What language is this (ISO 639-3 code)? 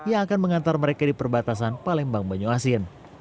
ind